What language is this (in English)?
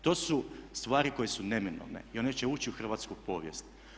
Croatian